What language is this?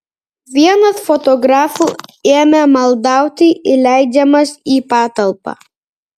Lithuanian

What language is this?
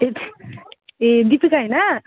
Nepali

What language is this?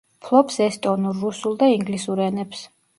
Georgian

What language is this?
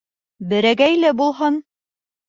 Bashkir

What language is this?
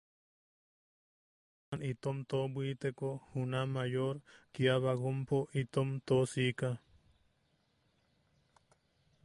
Yaqui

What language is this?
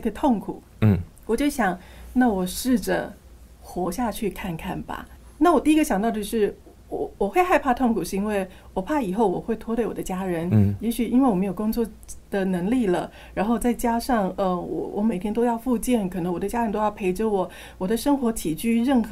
Chinese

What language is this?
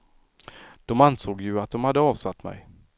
Swedish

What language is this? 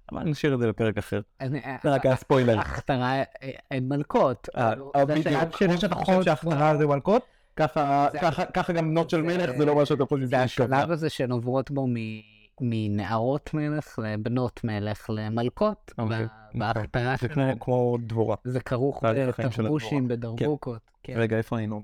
Hebrew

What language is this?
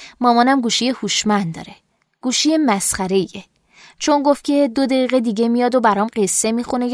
Persian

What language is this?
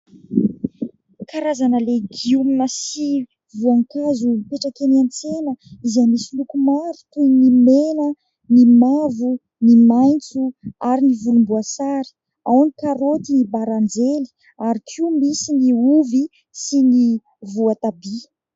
Malagasy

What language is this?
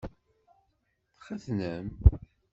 Kabyle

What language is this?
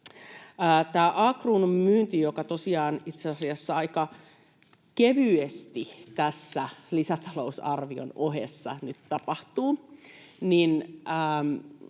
Finnish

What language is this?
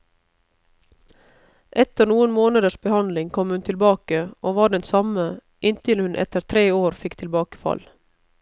Norwegian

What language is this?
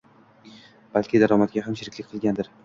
Uzbek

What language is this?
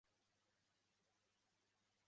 Chinese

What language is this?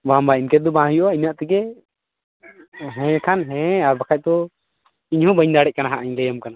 Santali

